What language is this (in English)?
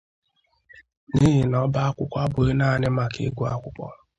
Igbo